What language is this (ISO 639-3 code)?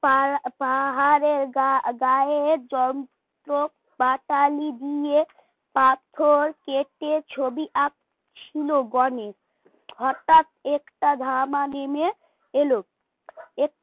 ben